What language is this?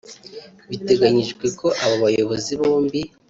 Kinyarwanda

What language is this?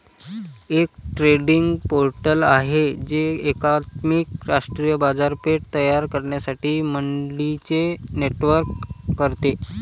Marathi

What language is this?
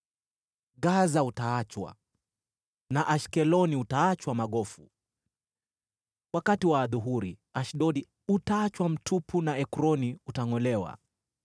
Swahili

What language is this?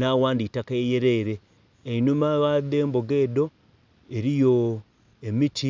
Soga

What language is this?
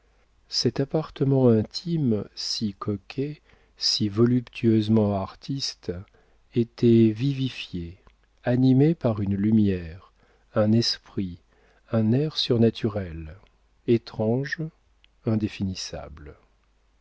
French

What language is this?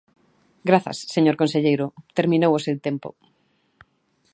Galician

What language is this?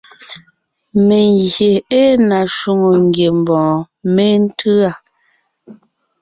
Ngiemboon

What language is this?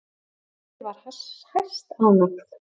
Icelandic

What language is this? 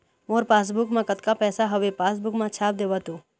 Chhattisgarhi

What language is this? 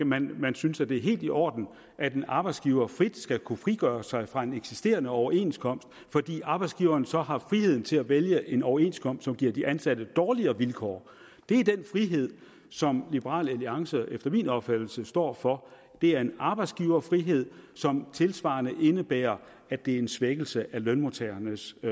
Danish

